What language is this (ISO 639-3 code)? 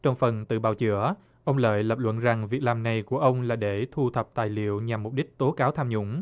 vie